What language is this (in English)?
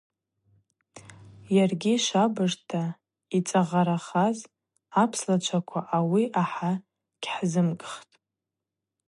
Abaza